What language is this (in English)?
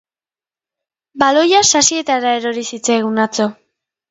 Basque